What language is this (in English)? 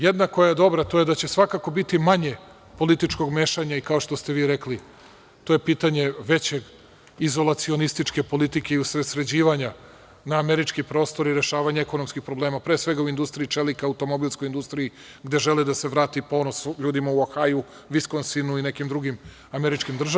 Serbian